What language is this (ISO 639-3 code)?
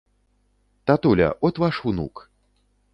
bel